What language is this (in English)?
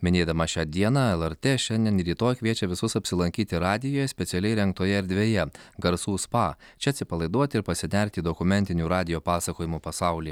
Lithuanian